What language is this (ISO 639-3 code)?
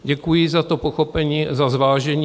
ces